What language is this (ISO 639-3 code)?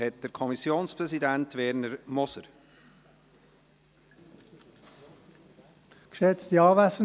gsw